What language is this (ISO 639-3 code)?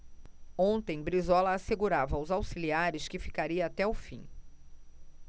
por